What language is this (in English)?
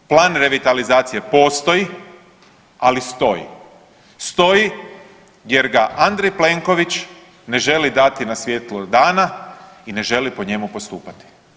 Croatian